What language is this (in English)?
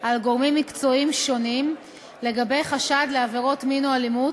Hebrew